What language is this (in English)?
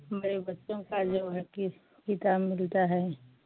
Hindi